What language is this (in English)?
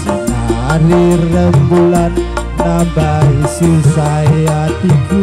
Indonesian